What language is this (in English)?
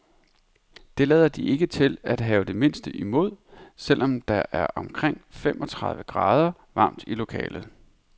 Danish